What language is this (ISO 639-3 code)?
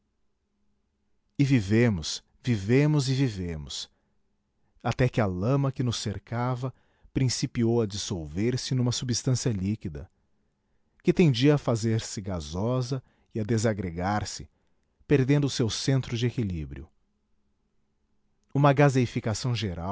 por